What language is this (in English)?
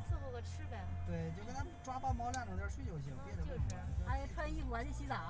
Chinese